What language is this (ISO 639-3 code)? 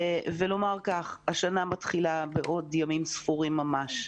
heb